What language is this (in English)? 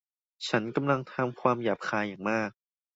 Thai